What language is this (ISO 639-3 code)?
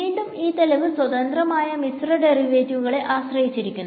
mal